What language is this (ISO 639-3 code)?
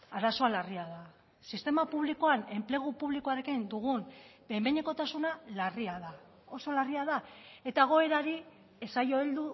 eus